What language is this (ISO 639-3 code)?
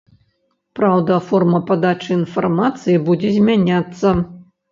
bel